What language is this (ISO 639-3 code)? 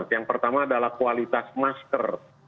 ind